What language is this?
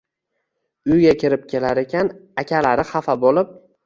Uzbek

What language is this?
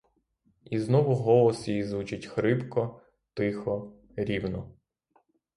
Ukrainian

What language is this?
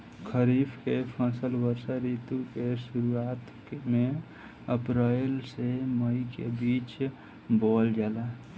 Bhojpuri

